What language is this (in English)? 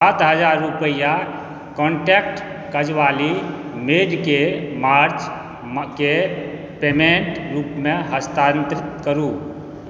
Maithili